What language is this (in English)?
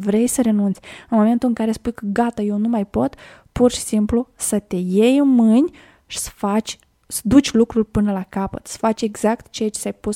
Romanian